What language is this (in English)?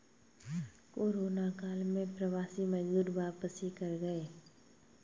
Hindi